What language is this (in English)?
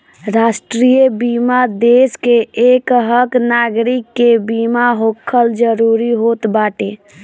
Bhojpuri